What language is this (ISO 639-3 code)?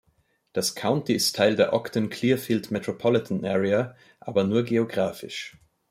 deu